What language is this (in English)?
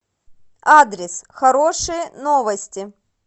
Russian